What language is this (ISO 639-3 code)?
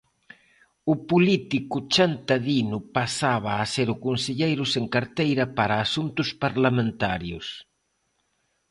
glg